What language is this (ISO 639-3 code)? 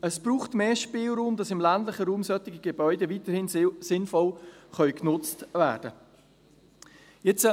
gsw